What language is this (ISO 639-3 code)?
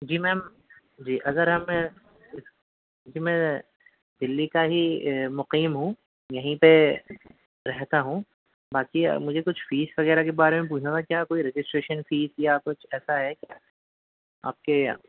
urd